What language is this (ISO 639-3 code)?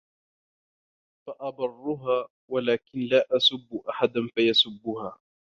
ara